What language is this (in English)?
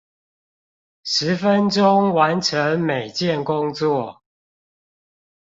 Chinese